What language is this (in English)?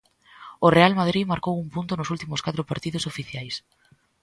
Galician